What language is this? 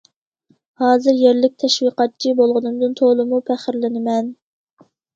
Uyghur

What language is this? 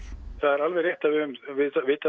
Icelandic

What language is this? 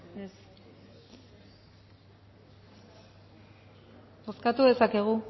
Basque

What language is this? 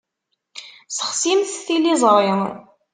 Kabyle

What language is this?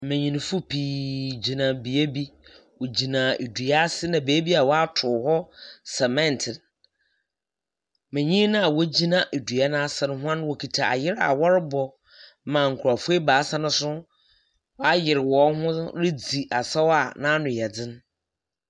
Akan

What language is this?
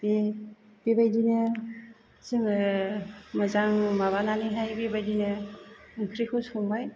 Bodo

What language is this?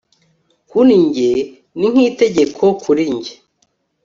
Kinyarwanda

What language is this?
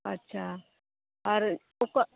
Santali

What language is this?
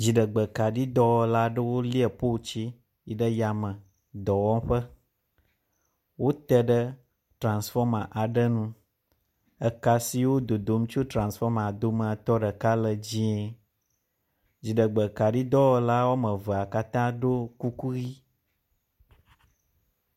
Ewe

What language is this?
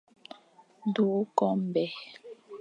Fang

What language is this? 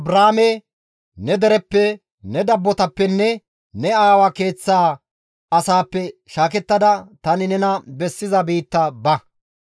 Gamo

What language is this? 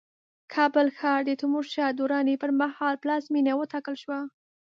Pashto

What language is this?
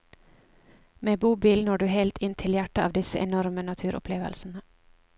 Norwegian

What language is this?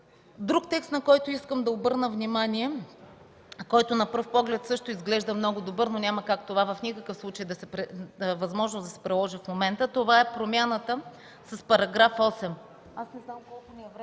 Bulgarian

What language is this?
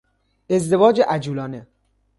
Persian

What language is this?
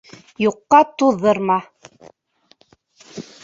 Bashkir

